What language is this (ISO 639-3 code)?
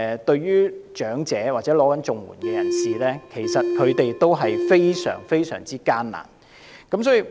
yue